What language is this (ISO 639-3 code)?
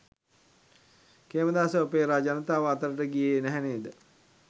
sin